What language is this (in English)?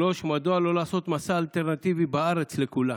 Hebrew